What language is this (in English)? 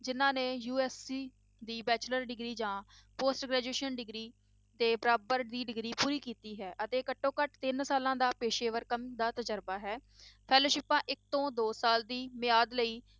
Punjabi